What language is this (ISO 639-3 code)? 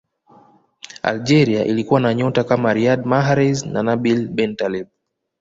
swa